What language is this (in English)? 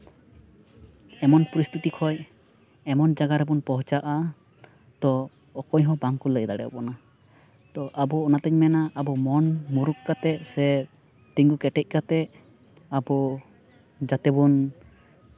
Santali